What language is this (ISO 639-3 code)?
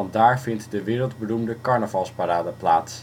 nld